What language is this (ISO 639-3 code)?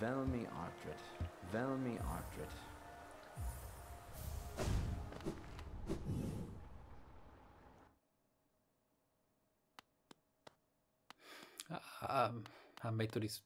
ita